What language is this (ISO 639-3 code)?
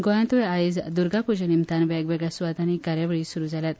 kok